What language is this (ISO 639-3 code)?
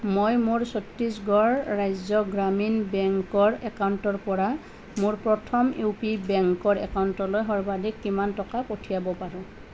asm